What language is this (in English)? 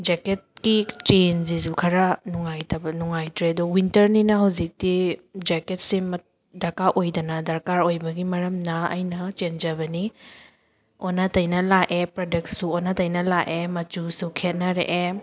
Manipuri